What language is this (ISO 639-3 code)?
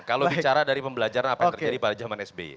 ind